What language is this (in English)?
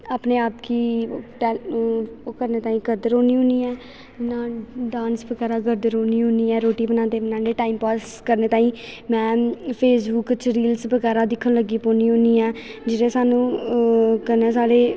Dogri